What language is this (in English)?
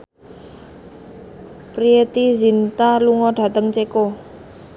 Javanese